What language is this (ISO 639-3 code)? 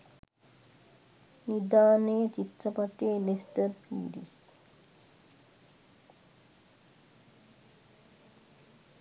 sin